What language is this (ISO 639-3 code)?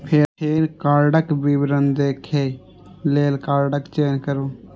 mai